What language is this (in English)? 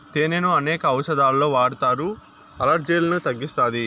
Telugu